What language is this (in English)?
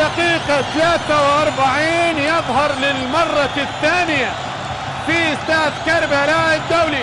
Arabic